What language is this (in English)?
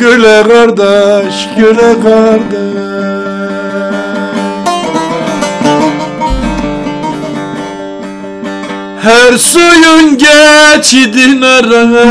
Turkish